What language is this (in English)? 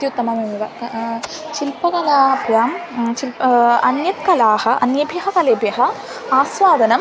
Sanskrit